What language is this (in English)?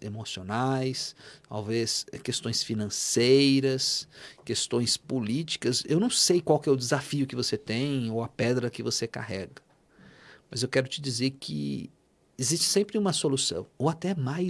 Portuguese